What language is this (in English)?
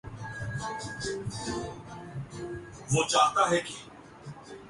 Urdu